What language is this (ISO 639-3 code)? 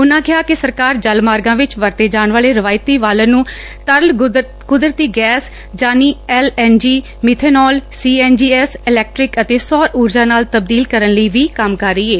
pan